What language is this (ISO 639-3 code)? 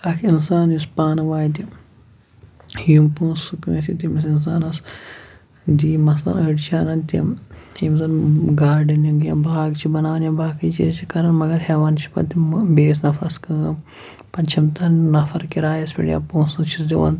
kas